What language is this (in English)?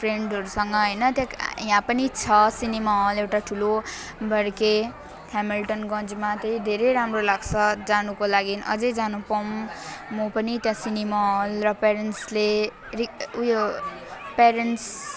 Nepali